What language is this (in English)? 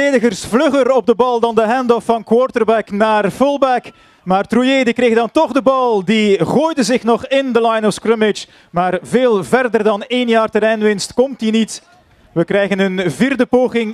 Dutch